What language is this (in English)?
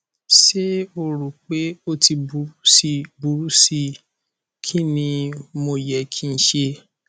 Yoruba